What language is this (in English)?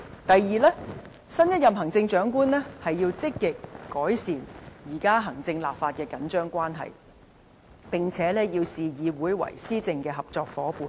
Cantonese